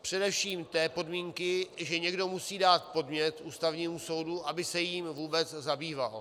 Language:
Czech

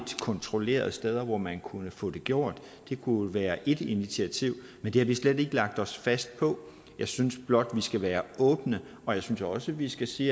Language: Danish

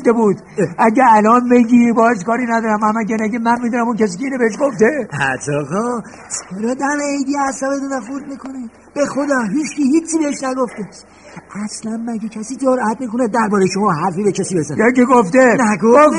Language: Persian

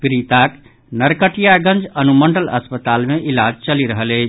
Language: Maithili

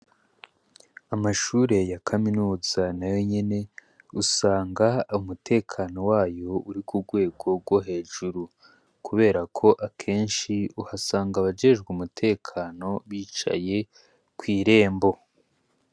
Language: Rundi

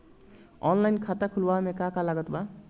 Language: Bhojpuri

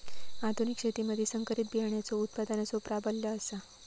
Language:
Marathi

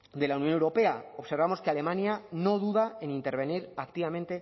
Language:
Spanish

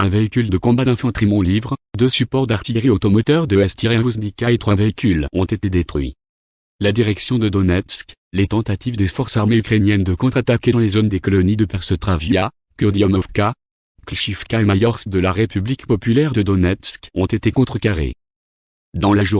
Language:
French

